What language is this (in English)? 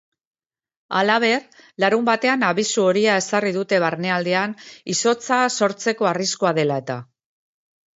Basque